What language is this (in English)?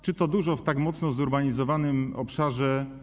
Polish